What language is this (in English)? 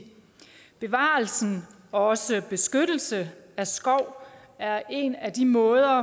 Danish